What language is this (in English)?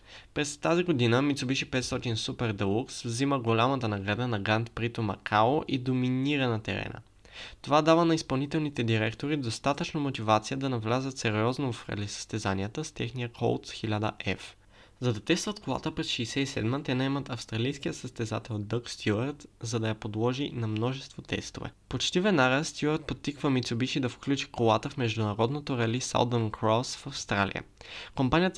Bulgarian